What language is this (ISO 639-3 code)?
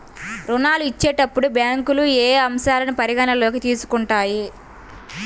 tel